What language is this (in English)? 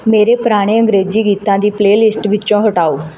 Punjabi